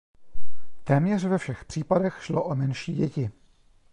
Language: Czech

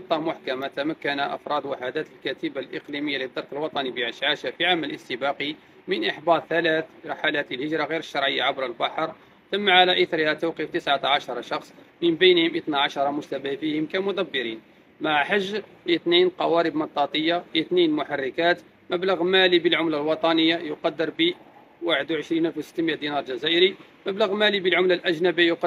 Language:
Arabic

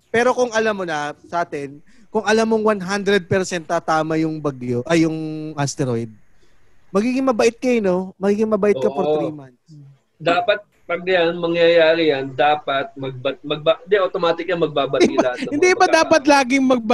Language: Filipino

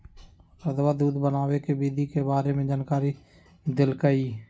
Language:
Magahi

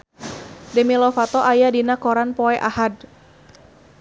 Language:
Sundanese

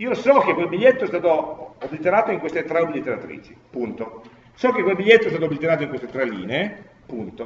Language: Italian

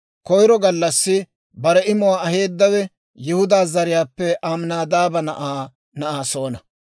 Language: Dawro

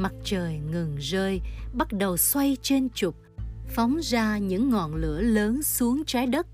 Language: Vietnamese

